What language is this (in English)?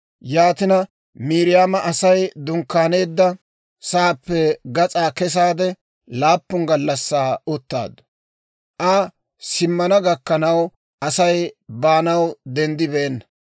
Dawro